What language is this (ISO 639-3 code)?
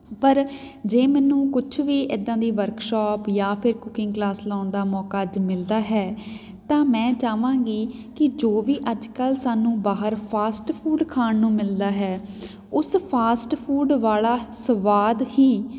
pan